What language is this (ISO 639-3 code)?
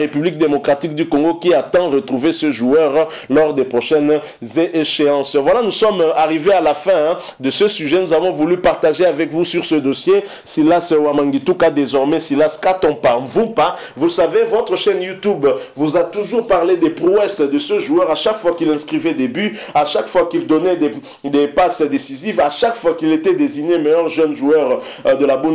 fra